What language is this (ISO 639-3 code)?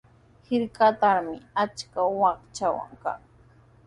qws